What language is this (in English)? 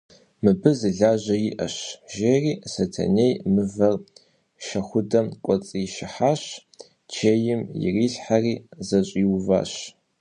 Kabardian